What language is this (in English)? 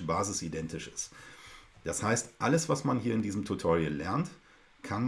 German